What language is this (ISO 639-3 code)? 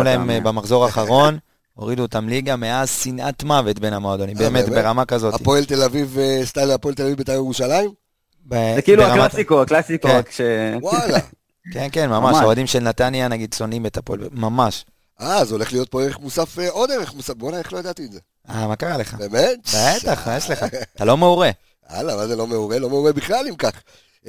heb